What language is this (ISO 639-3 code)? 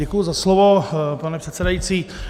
ces